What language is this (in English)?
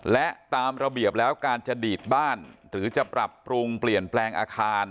Thai